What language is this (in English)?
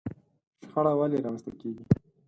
Pashto